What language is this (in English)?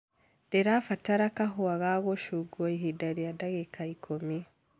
Kikuyu